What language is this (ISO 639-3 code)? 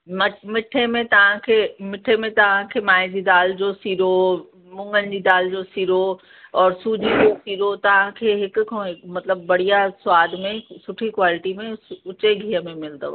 snd